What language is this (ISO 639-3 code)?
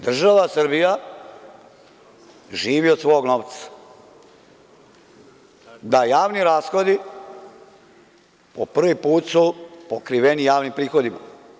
srp